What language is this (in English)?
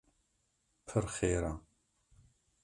Kurdish